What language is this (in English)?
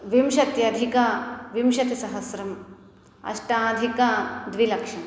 Sanskrit